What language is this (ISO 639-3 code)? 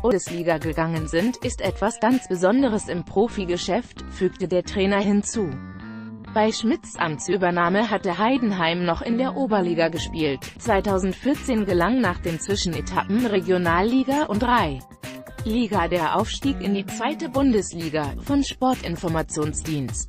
deu